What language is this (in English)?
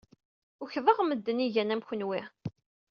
Kabyle